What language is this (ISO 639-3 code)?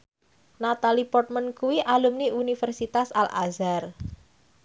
jav